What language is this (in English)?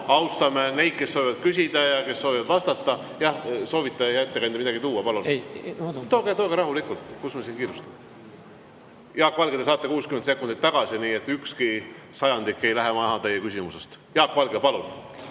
Estonian